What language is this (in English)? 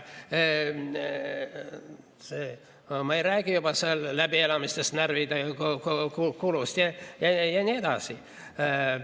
Estonian